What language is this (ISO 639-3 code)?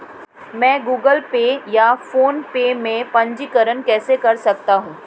hin